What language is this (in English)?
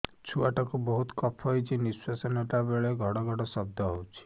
Odia